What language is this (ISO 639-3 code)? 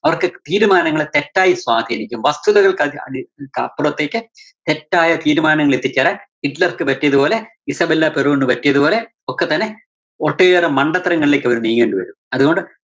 mal